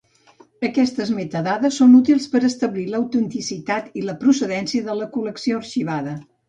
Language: Catalan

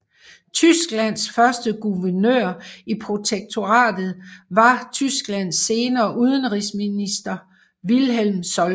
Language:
Danish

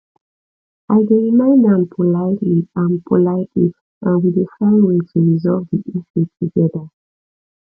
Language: Nigerian Pidgin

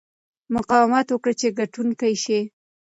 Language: Pashto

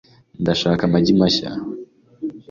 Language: Kinyarwanda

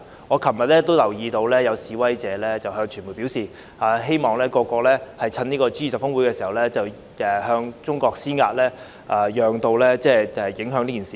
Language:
Cantonese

